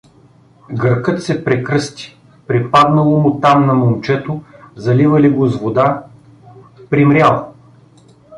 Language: Bulgarian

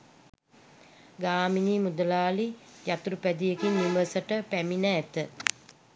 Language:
Sinhala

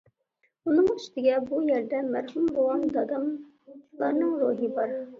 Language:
Uyghur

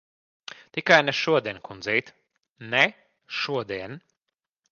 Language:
Latvian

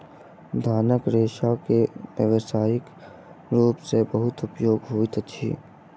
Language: Maithili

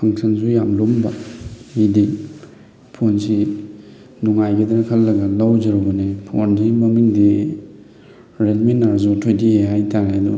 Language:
Manipuri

